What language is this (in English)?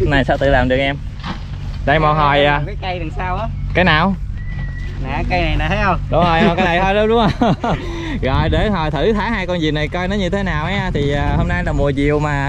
Vietnamese